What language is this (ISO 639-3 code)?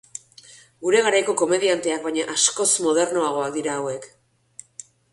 eus